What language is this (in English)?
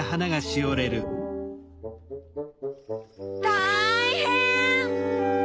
Japanese